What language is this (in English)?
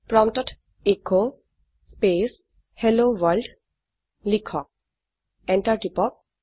Assamese